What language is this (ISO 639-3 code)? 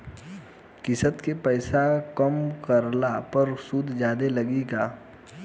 bho